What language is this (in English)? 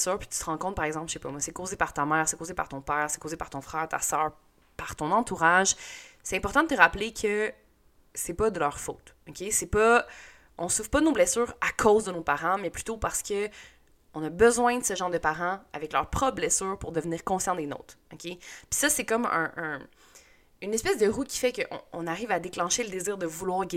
French